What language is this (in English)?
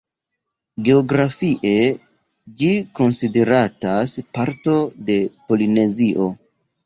Esperanto